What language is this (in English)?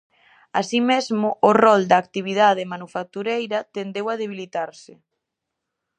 Galician